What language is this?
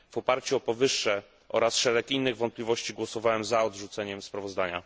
Polish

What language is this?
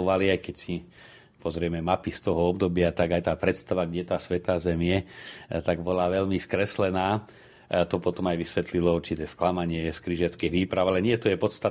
Slovak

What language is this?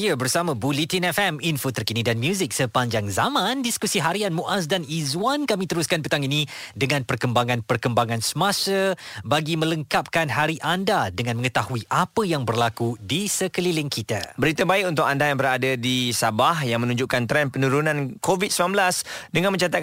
Malay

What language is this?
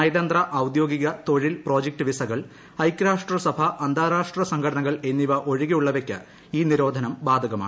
Malayalam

